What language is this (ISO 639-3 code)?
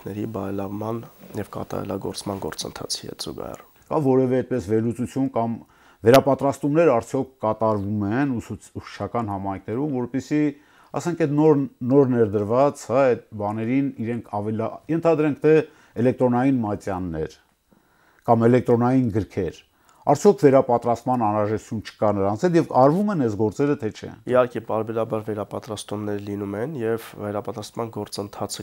ron